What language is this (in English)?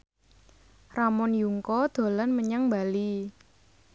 Javanese